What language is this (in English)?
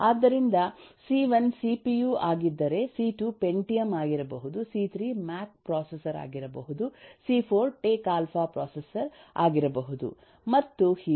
Kannada